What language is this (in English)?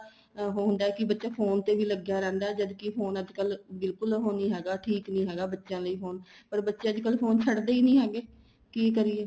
Punjabi